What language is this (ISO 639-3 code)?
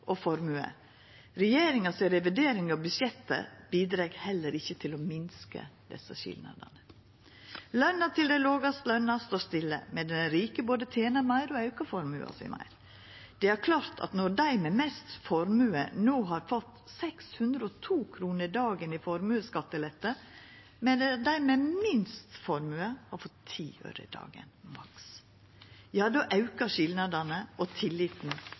nno